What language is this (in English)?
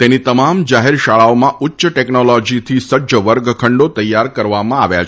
Gujarati